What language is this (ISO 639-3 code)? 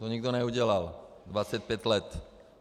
ces